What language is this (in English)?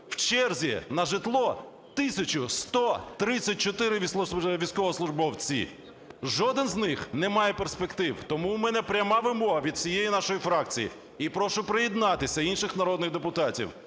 Ukrainian